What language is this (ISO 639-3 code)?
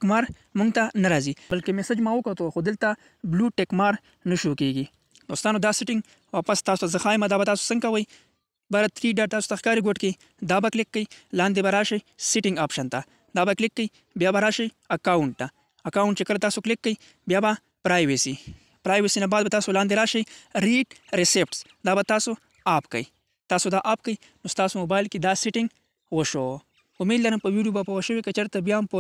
ron